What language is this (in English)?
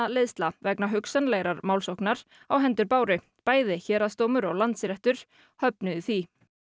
Icelandic